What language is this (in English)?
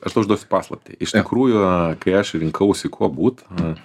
Lithuanian